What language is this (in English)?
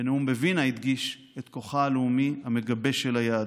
Hebrew